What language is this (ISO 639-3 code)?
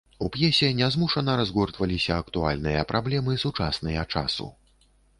bel